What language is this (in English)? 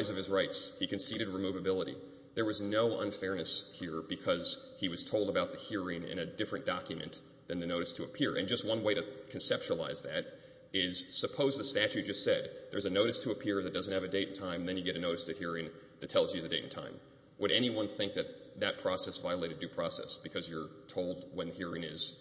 English